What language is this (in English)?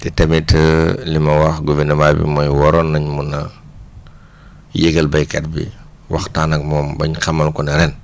Wolof